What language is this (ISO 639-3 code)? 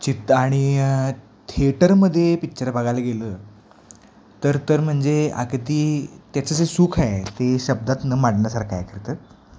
mar